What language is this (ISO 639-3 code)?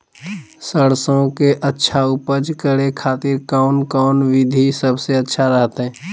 mag